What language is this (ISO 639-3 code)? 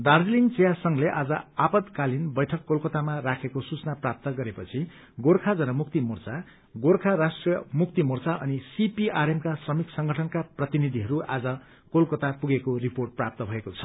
nep